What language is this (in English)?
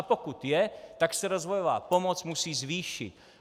Czech